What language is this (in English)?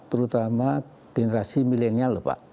Indonesian